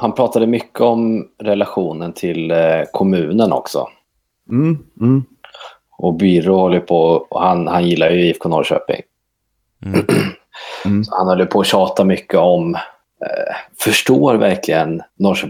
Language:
Swedish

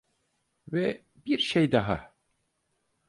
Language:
Turkish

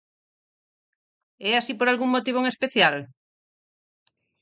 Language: Galician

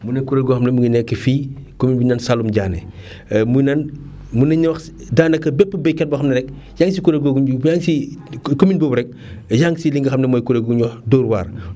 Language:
Wolof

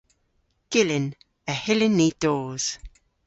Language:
Cornish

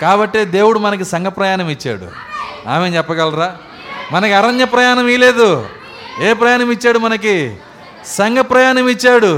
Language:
Telugu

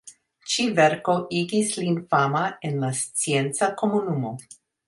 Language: Esperanto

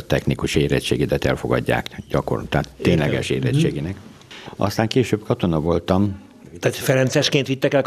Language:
Hungarian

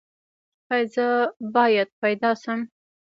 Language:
Pashto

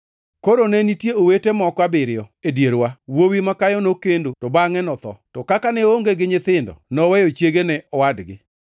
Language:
Luo (Kenya and Tanzania)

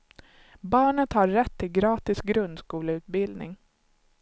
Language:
Swedish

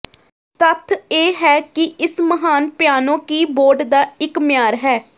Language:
Punjabi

